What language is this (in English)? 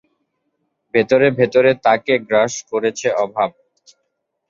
Bangla